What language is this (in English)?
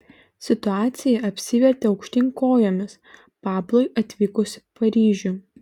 Lithuanian